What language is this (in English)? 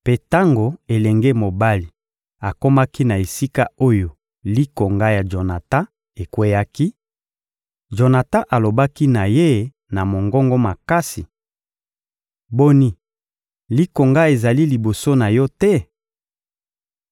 Lingala